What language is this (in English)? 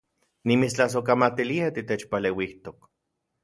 Central Puebla Nahuatl